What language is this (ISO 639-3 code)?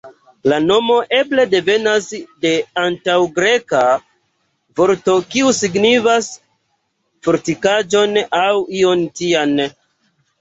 epo